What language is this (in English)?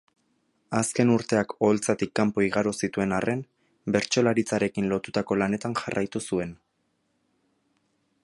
Basque